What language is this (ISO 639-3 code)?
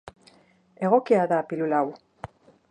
eus